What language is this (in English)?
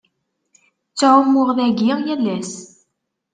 Kabyle